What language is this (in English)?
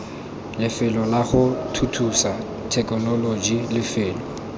Tswana